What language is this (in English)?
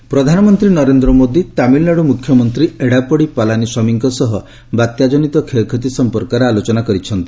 Odia